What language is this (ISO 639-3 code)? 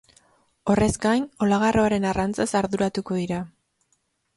eus